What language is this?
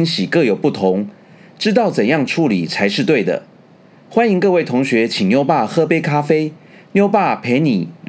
Chinese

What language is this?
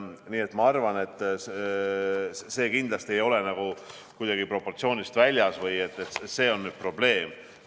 Estonian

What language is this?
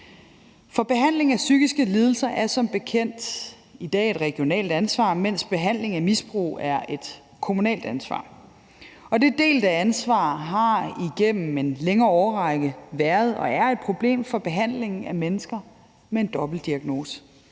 Danish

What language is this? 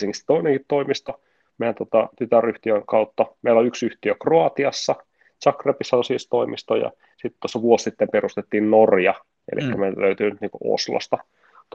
Finnish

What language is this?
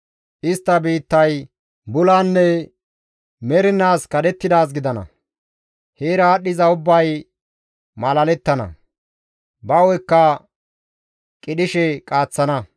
Gamo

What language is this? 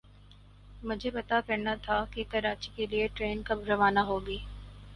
Urdu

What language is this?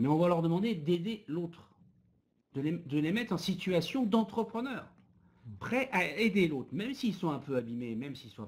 French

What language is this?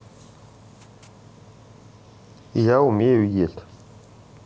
Russian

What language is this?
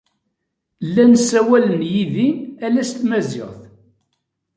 Kabyle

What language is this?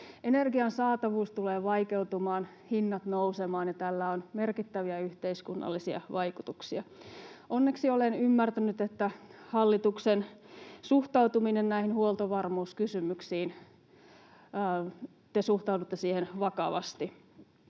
Finnish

